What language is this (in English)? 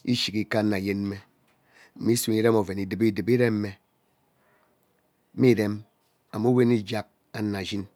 Ubaghara